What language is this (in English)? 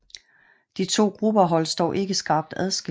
Danish